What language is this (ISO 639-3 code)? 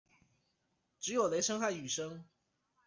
zho